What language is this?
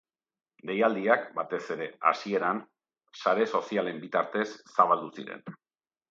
Basque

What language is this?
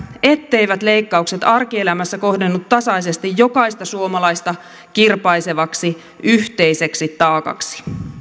Finnish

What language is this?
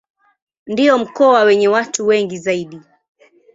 Swahili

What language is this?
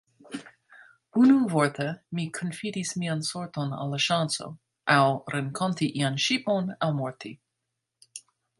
Esperanto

